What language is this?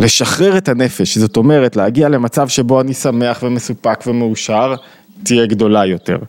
Hebrew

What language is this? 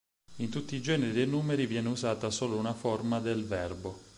Italian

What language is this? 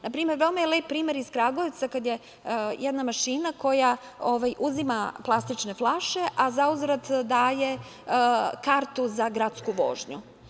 Serbian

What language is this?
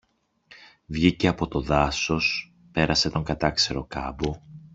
Greek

